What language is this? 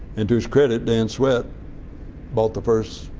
English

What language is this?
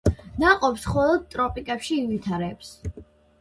Georgian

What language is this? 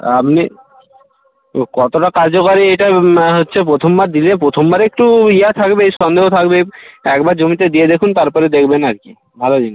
Bangla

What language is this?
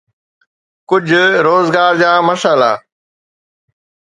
Sindhi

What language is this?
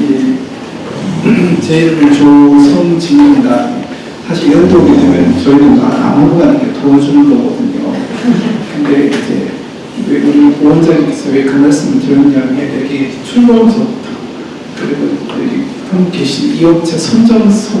Korean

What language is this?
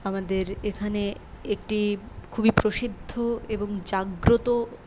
Bangla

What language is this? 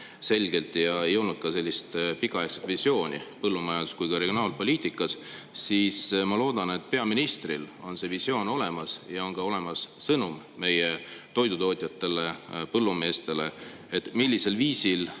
Estonian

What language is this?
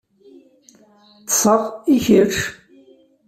Kabyle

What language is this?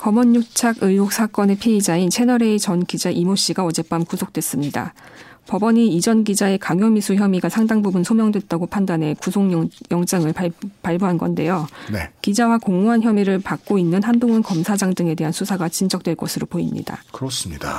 Korean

